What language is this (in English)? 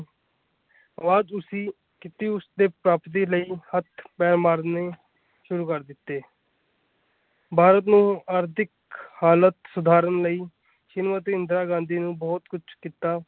Punjabi